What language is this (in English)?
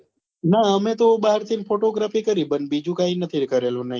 Gujarati